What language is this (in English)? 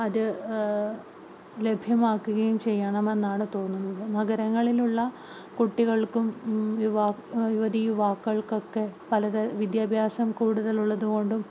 Malayalam